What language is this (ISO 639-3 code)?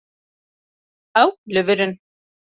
kur